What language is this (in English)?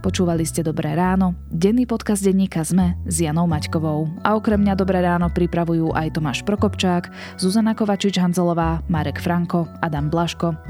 Slovak